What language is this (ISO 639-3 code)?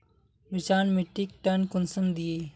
mag